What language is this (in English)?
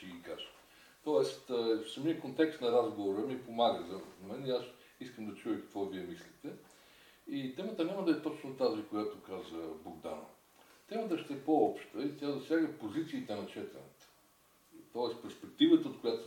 Bulgarian